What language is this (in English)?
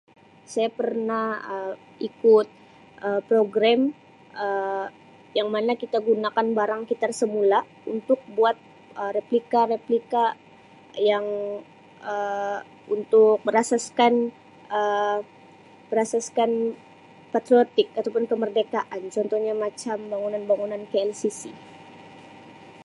Sabah Malay